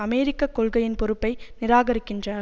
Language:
Tamil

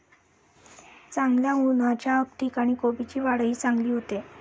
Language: Marathi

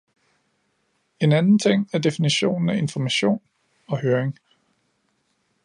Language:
Danish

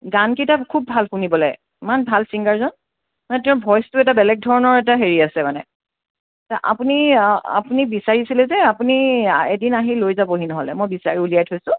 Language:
Assamese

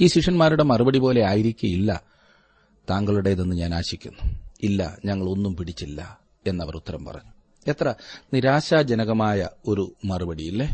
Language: Malayalam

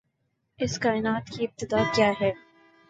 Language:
Urdu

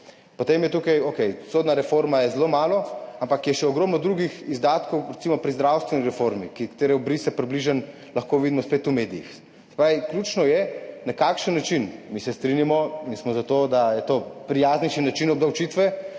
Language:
Slovenian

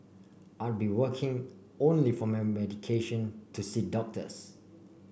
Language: English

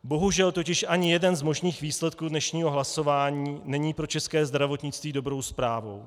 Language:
Czech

